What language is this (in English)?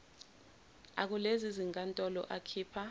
Zulu